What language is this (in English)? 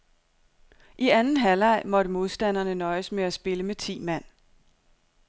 Danish